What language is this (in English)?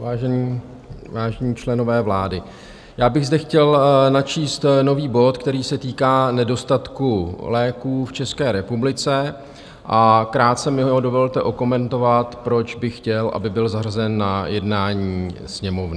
Czech